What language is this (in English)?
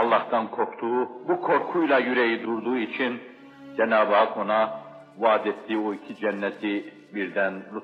Turkish